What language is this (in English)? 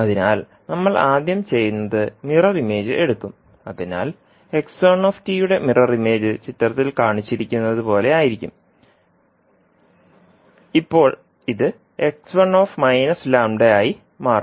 Malayalam